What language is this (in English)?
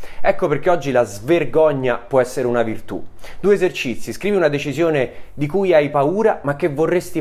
Italian